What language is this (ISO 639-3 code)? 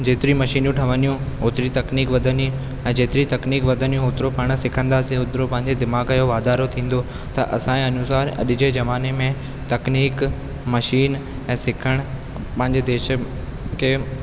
snd